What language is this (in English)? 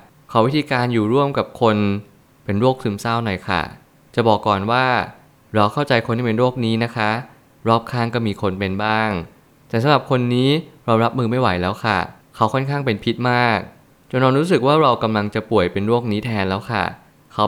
Thai